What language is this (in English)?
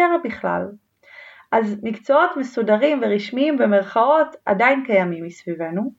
Hebrew